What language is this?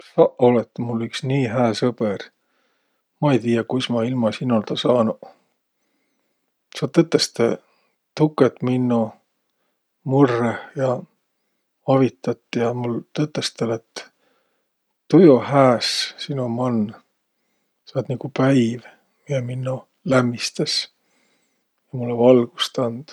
Võro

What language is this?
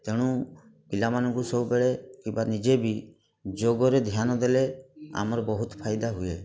Odia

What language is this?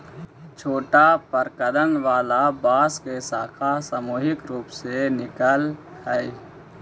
Magahi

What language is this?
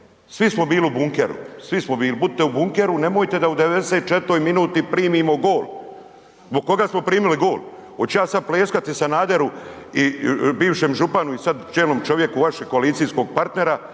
Croatian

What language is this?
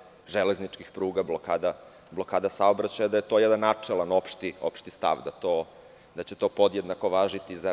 Serbian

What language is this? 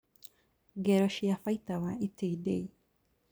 Kikuyu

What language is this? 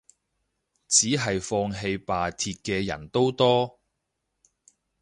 Cantonese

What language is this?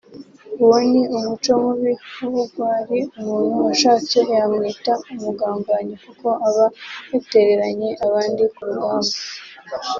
Kinyarwanda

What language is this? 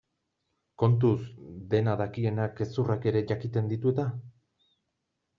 Basque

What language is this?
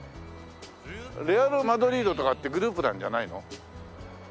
Japanese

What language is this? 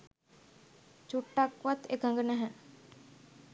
Sinhala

